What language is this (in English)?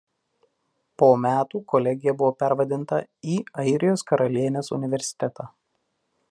Lithuanian